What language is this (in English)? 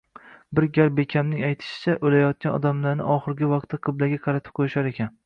Uzbek